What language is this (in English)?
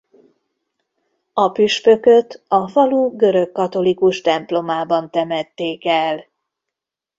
Hungarian